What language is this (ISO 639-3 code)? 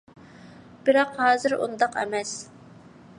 uig